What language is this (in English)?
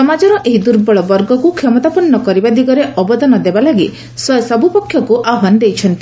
Odia